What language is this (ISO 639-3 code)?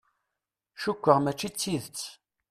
kab